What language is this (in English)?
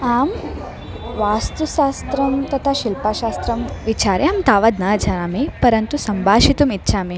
Sanskrit